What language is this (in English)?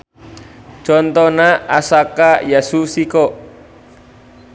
Sundanese